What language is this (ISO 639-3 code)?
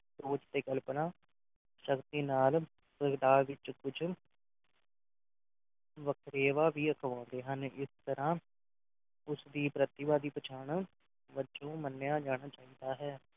pan